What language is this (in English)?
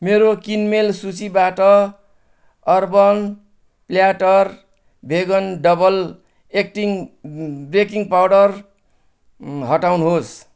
Nepali